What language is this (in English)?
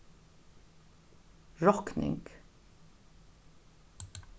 Faroese